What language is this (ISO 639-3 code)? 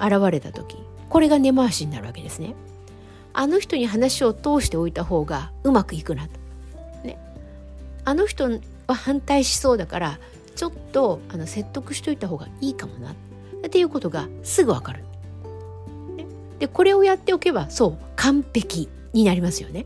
jpn